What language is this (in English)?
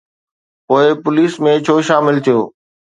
Sindhi